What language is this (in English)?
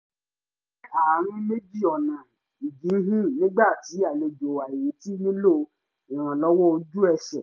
Yoruba